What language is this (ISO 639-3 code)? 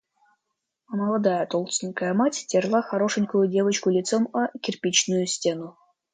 rus